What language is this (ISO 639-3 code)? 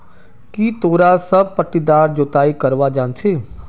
mag